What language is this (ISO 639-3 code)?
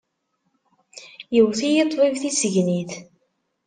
kab